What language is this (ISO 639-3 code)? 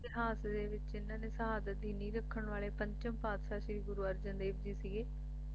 pan